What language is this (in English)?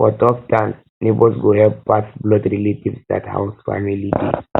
Nigerian Pidgin